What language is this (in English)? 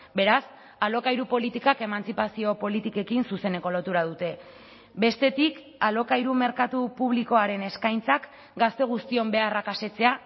Basque